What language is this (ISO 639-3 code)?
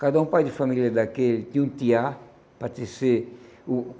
por